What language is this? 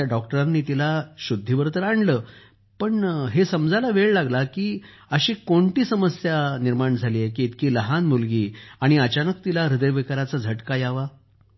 Marathi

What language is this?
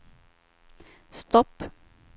Swedish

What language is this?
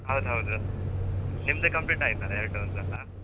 Kannada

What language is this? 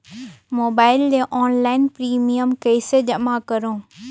Chhattisgarhi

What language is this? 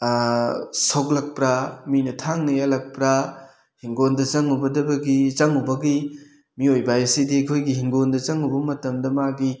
Manipuri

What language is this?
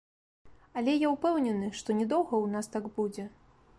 Belarusian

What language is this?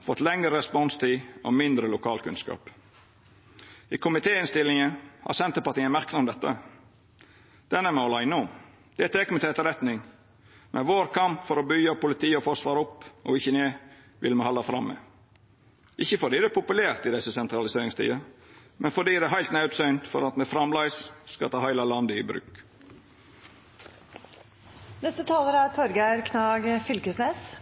Norwegian Nynorsk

